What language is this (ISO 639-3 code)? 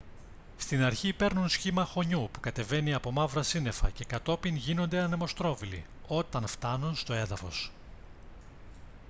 ell